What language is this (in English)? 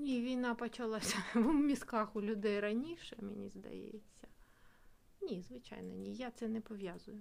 Ukrainian